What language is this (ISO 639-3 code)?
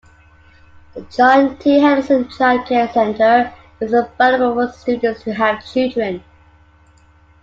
eng